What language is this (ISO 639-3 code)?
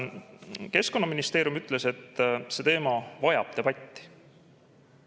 est